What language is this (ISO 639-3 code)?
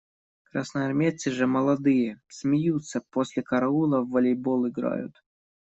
rus